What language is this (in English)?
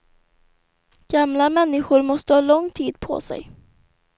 Swedish